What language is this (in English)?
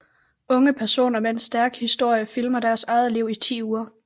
Danish